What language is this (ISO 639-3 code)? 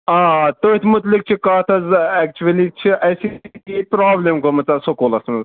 kas